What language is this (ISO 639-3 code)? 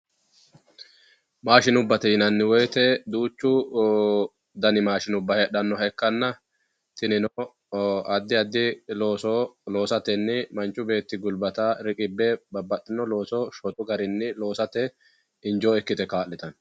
sid